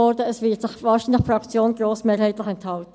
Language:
Swiss German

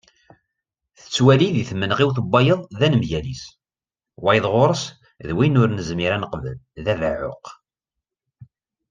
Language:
Kabyle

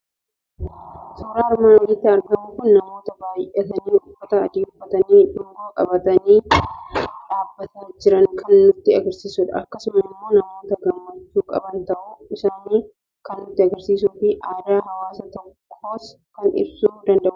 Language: Oromo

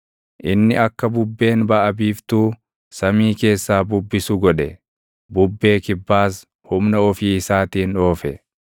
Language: Oromo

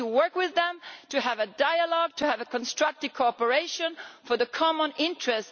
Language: English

